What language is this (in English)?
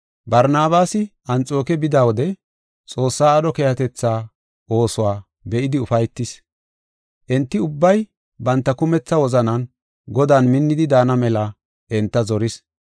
Gofa